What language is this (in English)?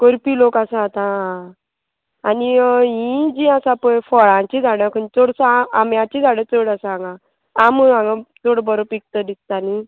Konkani